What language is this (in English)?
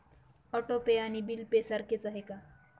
Marathi